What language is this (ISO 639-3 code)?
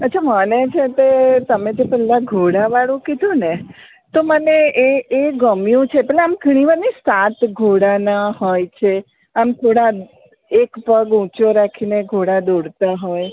guj